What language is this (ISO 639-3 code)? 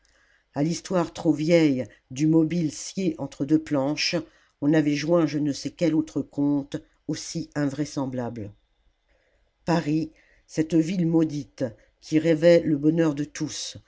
fra